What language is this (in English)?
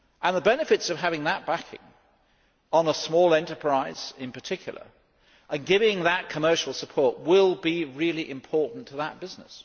English